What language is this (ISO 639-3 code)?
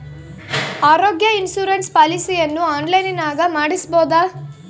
kan